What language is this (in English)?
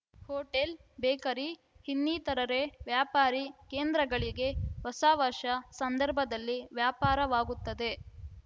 Kannada